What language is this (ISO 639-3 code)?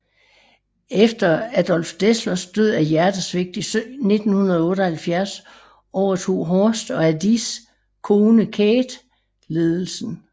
dan